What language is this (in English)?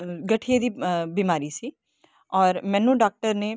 Punjabi